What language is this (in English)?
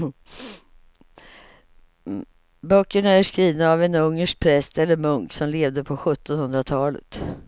Swedish